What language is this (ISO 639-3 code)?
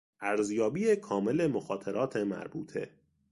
fas